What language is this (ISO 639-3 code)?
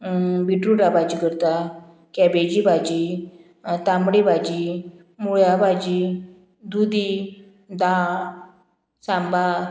kok